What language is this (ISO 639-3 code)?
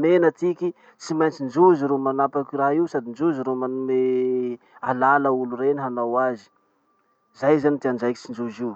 msh